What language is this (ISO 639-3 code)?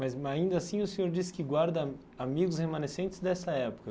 por